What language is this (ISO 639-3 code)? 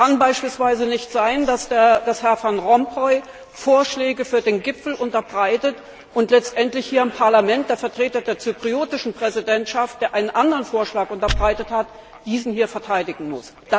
deu